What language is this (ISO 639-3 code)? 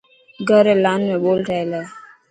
mki